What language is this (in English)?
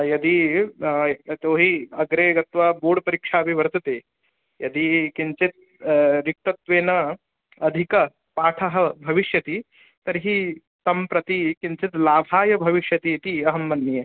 Sanskrit